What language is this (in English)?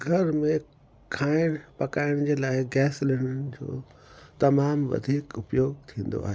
Sindhi